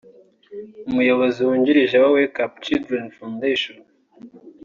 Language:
Kinyarwanda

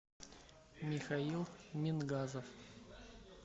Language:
Russian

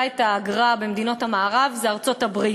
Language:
Hebrew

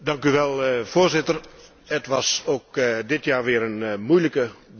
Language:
Dutch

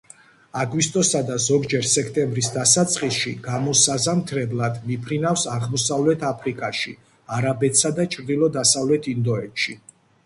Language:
Georgian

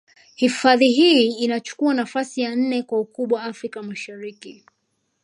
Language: Swahili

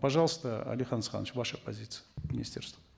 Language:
Kazakh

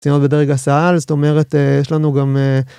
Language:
Hebrew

